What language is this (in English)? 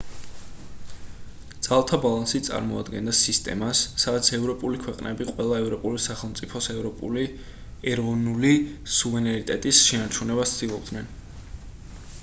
Georgian